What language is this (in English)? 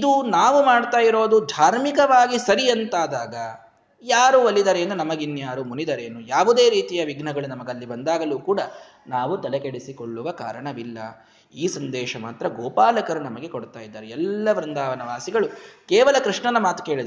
Kannada